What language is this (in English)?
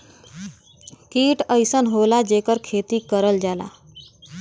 Bhojpuri